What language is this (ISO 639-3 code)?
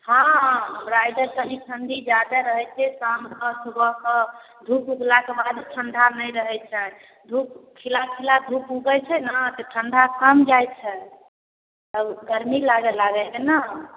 mai